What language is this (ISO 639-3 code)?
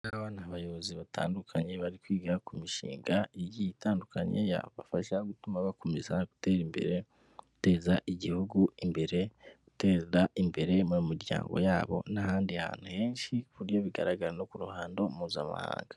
kin